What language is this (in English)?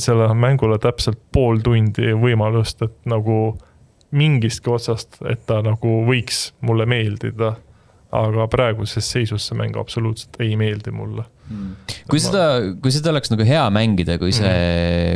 Estonian